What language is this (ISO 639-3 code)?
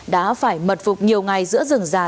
vie